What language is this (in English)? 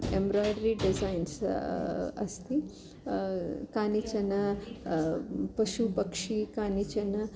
Sanskrit